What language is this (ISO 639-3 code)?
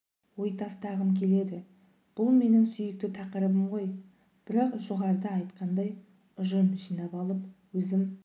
kaz